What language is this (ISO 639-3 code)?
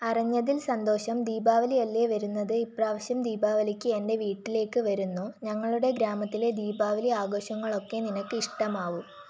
mal